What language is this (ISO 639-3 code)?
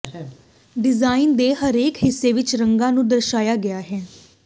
pan